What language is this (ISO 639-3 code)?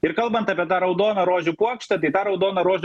lit